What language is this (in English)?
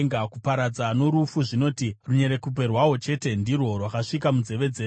Shona